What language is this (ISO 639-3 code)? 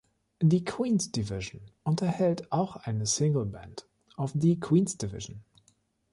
deu